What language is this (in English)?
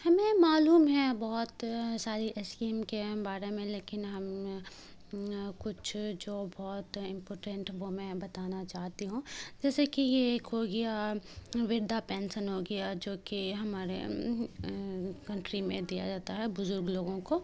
Urdu